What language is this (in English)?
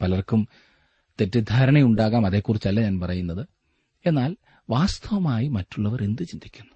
Malayalam